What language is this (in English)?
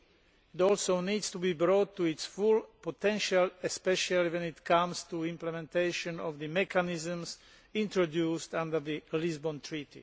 English